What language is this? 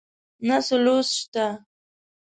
Pashto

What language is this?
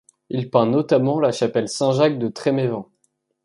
French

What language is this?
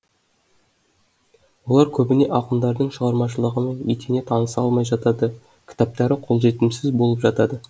Kazakh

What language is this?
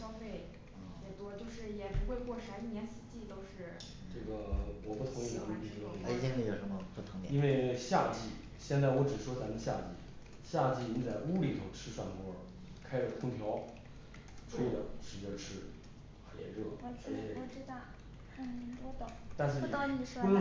Chinese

